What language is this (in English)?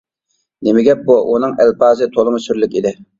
Uyghur